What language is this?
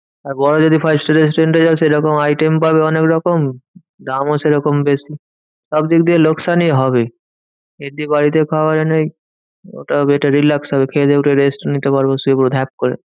Bangla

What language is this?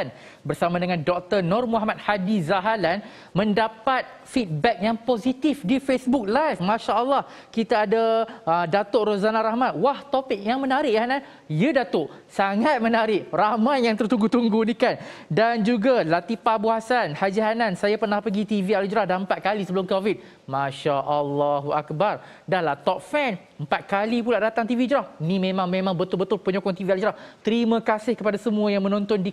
Malay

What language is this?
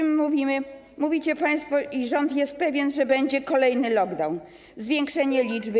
Polish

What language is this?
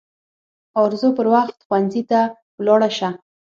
Pashto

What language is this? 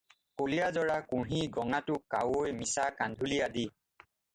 Assamese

